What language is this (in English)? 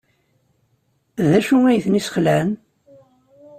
Kabyle